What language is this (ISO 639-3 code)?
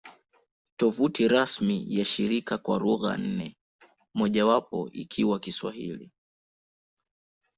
swa